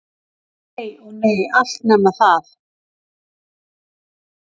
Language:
Icelandic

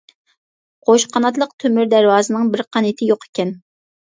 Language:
Uyghur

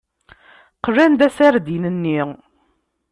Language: Kabyle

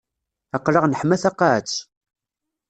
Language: Kabyle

